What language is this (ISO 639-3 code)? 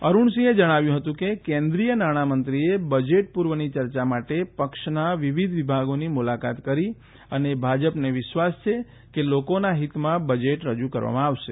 guj